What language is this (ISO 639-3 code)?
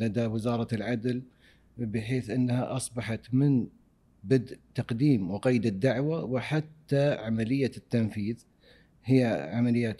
ara